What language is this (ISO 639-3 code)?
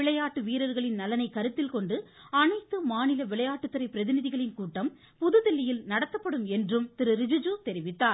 tam